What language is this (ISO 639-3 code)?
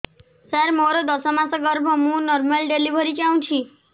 ori